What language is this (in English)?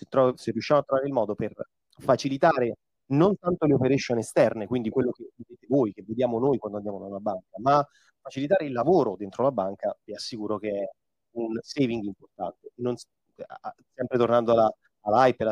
Italian